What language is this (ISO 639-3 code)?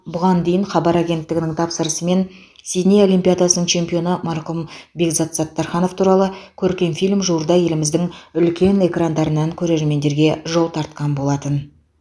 kaz